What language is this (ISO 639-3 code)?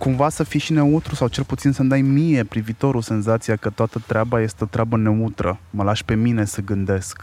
ron